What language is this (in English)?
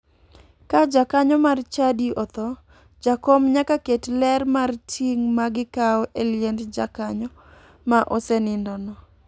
Luo (Kenya and Tanzania)